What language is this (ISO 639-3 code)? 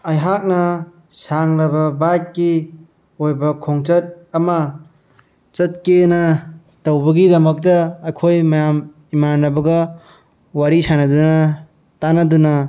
mni